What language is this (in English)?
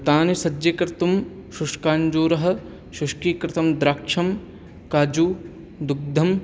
Sanskrit